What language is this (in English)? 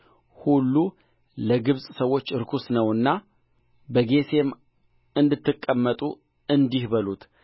Amharic